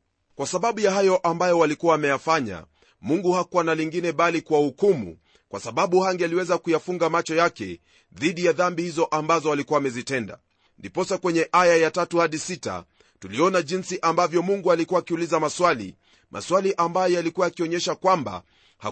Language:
Swahili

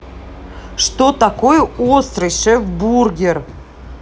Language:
Russian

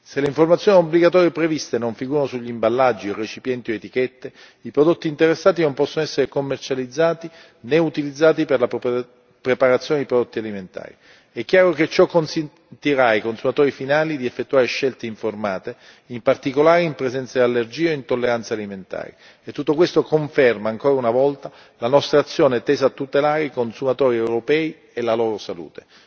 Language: Italian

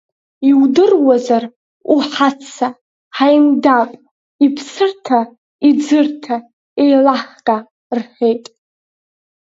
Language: Abkhazian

